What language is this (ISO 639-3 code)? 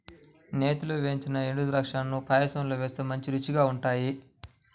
tel